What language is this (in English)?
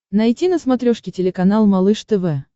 Russian